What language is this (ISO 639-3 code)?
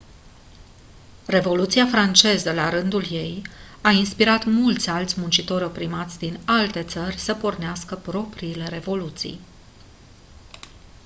ron